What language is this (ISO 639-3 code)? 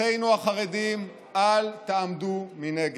heb